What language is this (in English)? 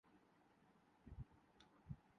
Urdu